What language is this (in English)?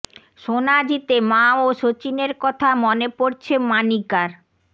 Bangla